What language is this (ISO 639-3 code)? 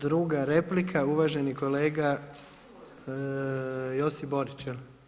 hrv